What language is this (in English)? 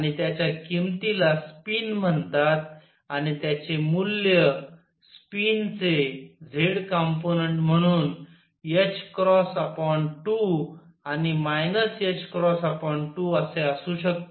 Marathi